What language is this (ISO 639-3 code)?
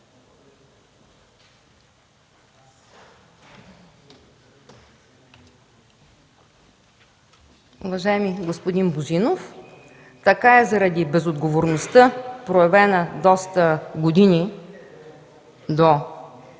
bul